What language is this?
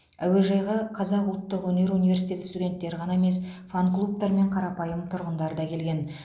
Kazakh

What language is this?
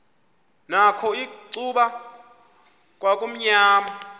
Xhosa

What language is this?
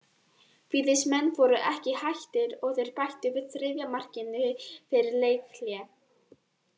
Icelandic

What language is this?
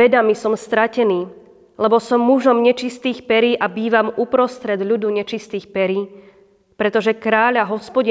Slovak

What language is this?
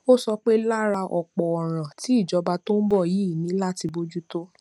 Yoruba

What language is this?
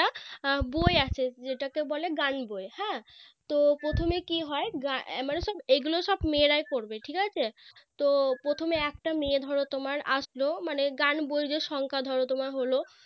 Bangla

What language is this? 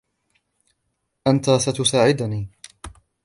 Arabic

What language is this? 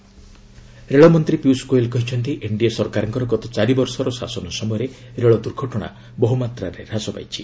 Odia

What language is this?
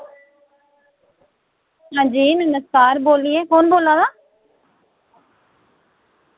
Dogri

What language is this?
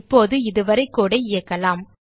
Tamil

